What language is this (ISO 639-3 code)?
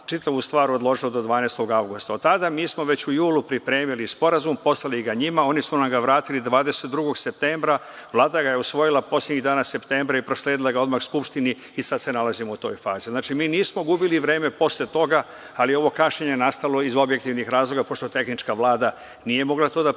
srp